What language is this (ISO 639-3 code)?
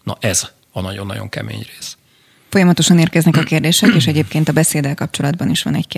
hun